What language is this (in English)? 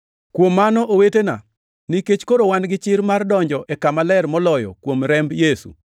Luo (Kenya and Tanzania)